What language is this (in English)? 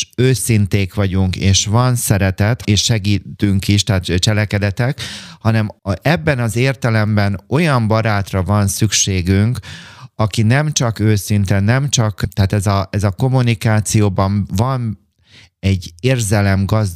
Hungarian